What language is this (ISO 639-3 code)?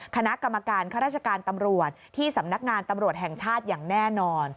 tha